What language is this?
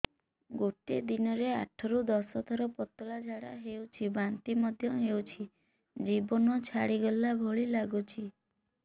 Odia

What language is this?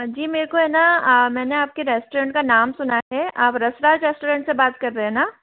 Hindi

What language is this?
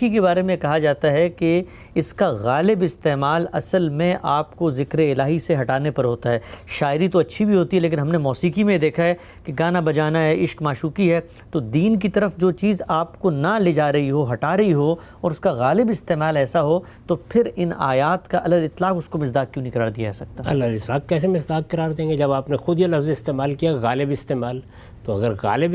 Urdu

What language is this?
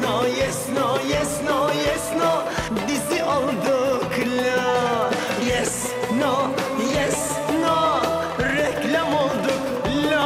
Turkish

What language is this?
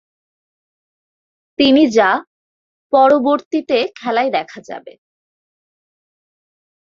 Bangla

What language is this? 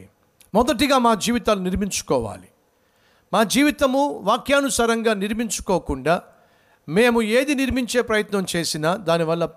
Telugu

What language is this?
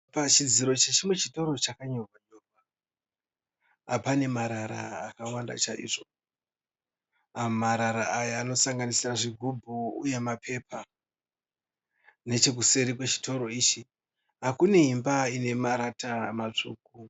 Shona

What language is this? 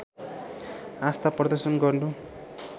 Nepali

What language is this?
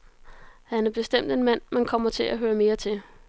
Danish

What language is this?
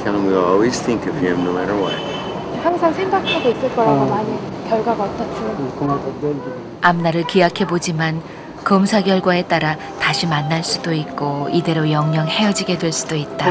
Korean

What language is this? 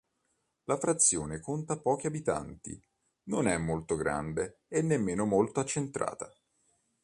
Italian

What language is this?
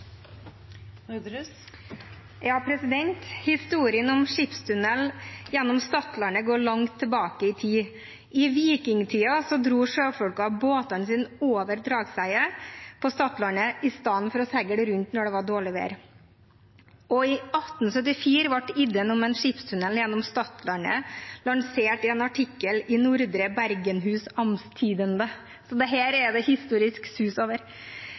Norwegian Bokmål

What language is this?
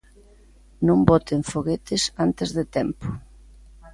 Galician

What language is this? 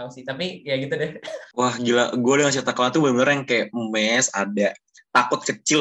Indonesian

